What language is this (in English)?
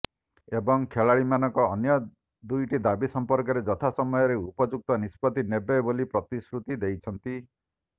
Odia